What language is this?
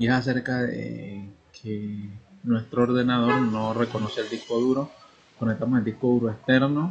Spanish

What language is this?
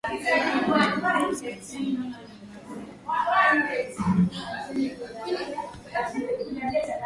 Swahili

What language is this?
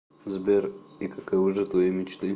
Russian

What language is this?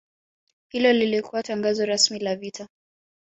Swahili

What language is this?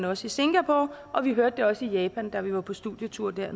Danish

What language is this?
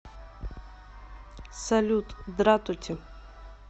Russian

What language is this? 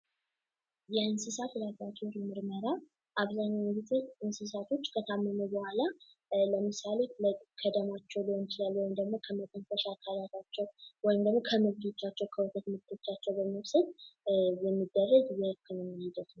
Amharic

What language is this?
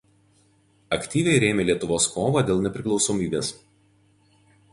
Lithuanian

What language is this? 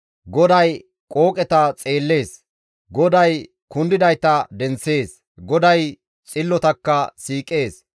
Gamo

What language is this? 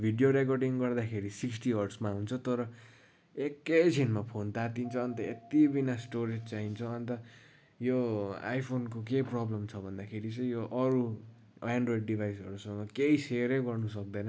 Nepali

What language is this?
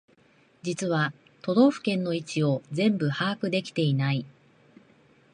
Japanese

